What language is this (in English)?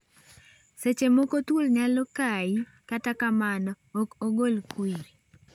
Luo (Kenya and Tanzania)